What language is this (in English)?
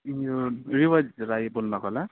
Nepali